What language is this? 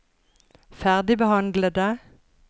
Norwegian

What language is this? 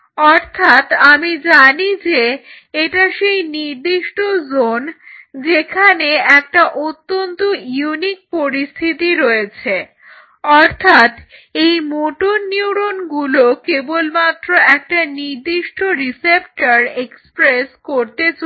Bangla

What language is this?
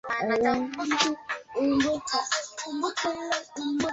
Swahili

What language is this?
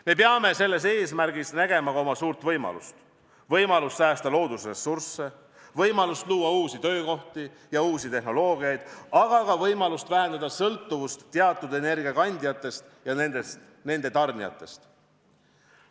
Estonian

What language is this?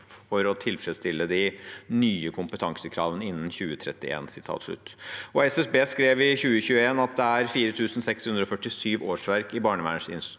Norwegian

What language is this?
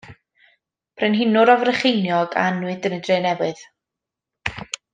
Welsh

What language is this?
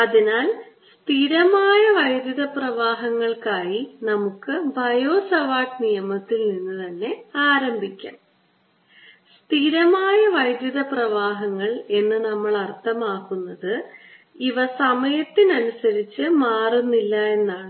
Malayalam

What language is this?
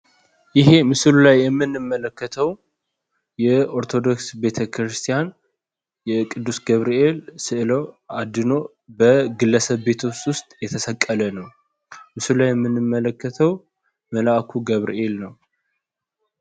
Amharic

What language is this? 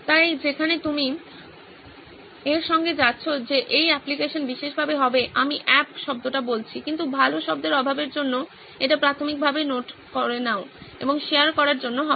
Bangla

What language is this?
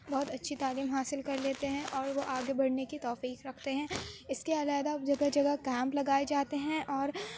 Urdu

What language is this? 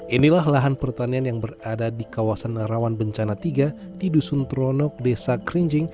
Indonesian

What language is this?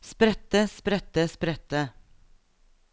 Norwegian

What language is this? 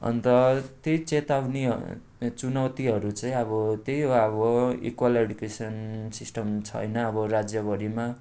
Nepali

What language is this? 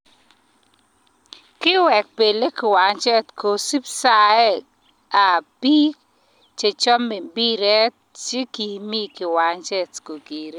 Kalenjin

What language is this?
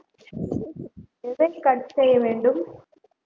Tamil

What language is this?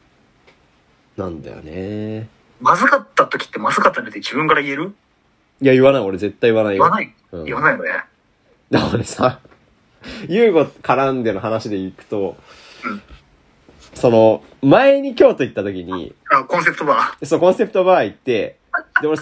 Japanese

